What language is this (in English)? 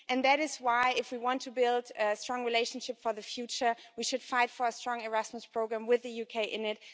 English